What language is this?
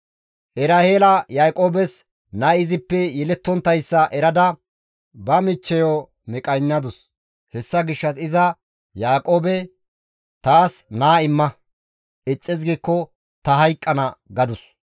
Gamo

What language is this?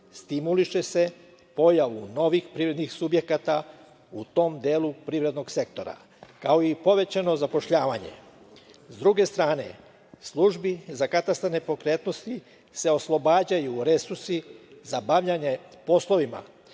Serbian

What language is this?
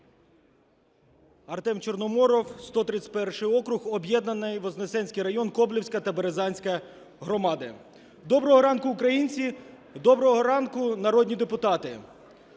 Ukrainian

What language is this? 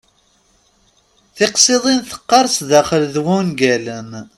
Kabyle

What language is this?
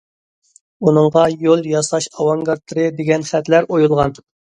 Uyghur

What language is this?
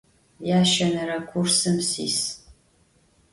Adyghe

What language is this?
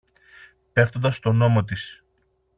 Greek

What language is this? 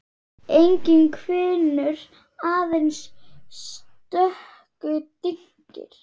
Icelandic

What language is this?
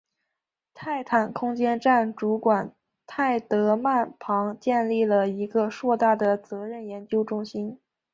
Chinese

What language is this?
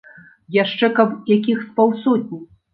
Belarusian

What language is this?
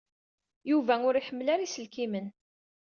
Kabyle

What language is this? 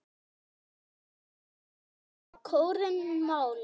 Icelandic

